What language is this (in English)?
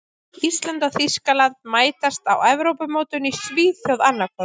Icelandic